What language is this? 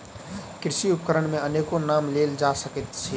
Maithili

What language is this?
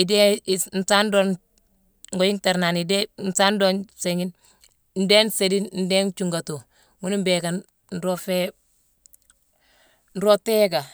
Mansoanka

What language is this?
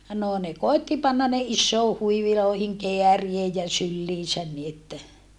Finnish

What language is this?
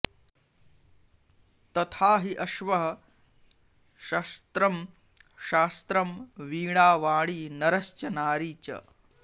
Sanskrit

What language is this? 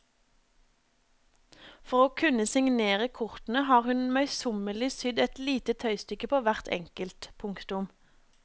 Norwegian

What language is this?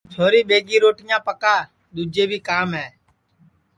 Sansi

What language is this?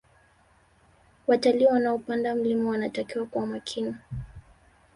Swahili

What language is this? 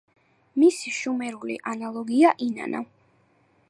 Georgian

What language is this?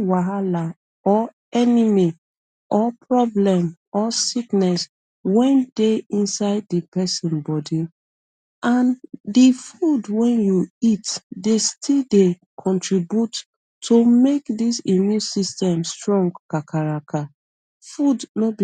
Nigerian Pidgin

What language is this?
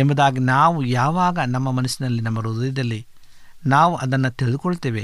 Kannada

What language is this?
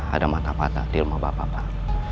Indonesian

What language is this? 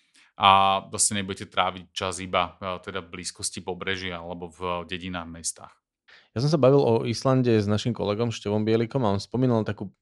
Slovak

